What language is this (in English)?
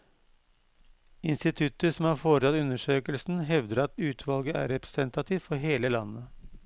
Norwegian